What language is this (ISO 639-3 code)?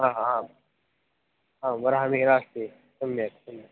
san